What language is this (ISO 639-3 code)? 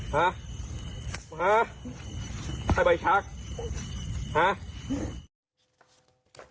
tha